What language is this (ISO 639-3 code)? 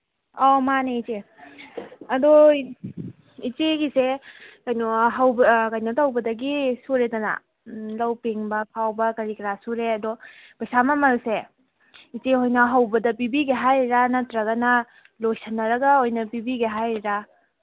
mni